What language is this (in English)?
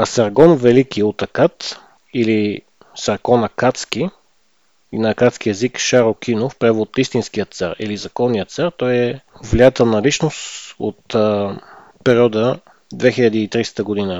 Bulgarian